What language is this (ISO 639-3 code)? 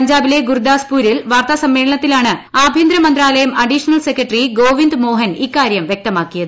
mal